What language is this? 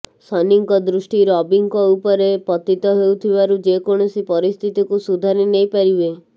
Odia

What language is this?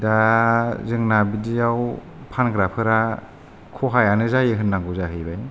Bodo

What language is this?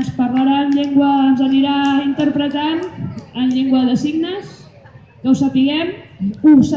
Spanish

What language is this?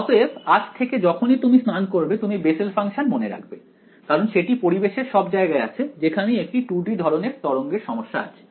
Bangla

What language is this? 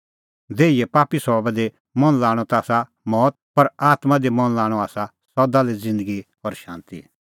Kullu Pahari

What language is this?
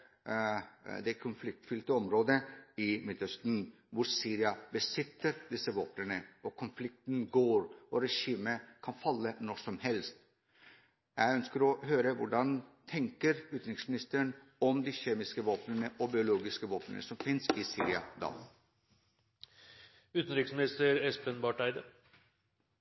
Norwegian Bokmål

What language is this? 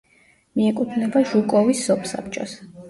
Georgian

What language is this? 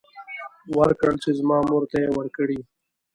Pashto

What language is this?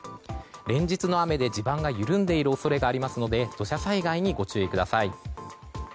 Japanese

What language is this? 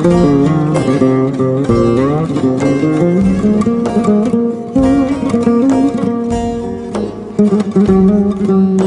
Turkish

